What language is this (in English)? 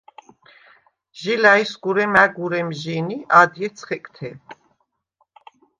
Svan